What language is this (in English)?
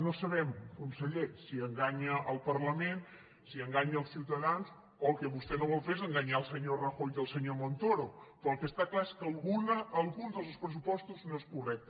Catalan